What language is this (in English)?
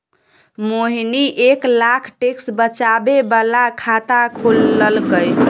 Maithili